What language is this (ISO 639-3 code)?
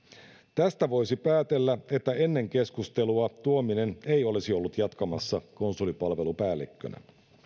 fin